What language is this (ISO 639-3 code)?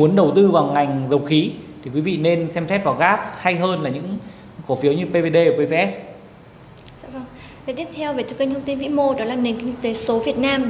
vie